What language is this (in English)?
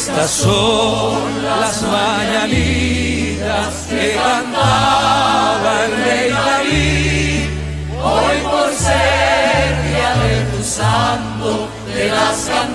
Romanian